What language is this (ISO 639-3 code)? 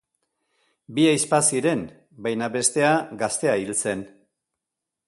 eus